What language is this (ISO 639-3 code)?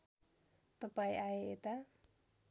nep